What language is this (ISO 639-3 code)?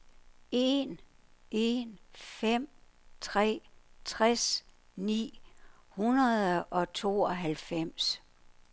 dan